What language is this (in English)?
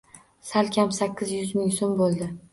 Uzbek